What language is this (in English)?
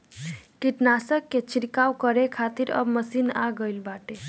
Bhojpuri